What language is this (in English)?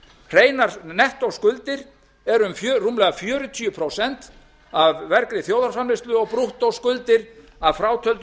Icelandic